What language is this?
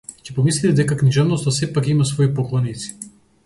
Macedonian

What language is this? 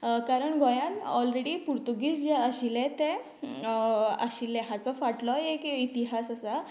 Konkani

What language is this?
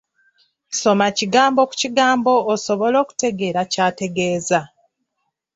Ganda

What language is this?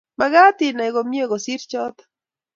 Kalenjin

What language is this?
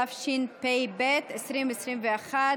Hebrew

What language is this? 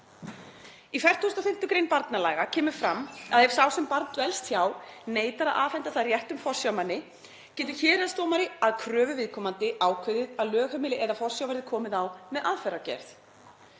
Icelandic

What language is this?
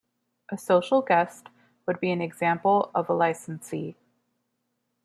English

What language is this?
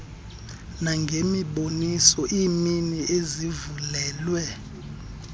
Xhosa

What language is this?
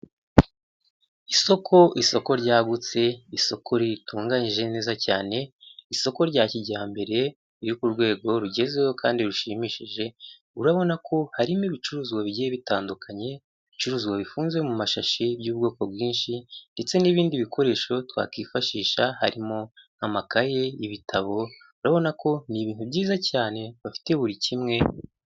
Kinyarwanda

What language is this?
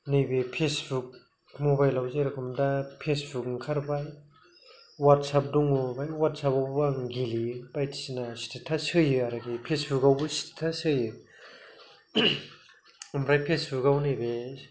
Bodo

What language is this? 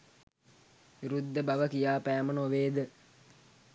Sinhala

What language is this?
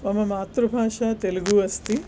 Sanskrit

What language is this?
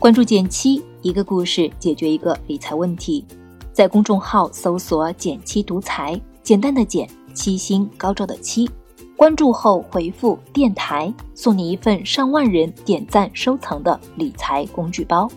Chinese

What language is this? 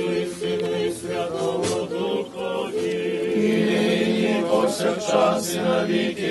Romanian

